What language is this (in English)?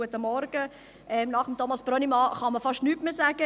Swiss German